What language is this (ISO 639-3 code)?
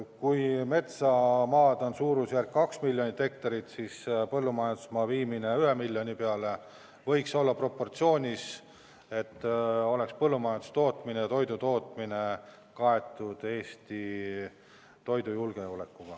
est